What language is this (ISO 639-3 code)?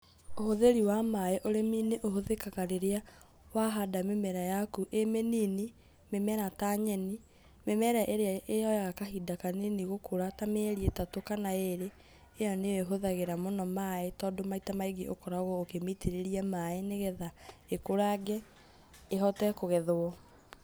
kik